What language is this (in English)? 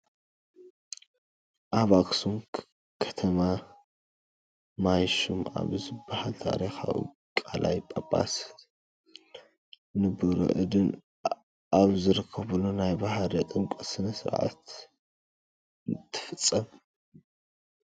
Tigrinya